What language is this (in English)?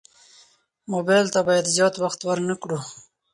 Pashto